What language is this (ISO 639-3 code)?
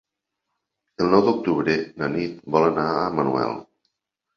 cat